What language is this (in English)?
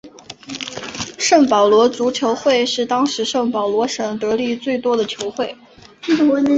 Chinese